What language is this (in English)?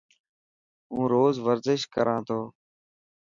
Dhatki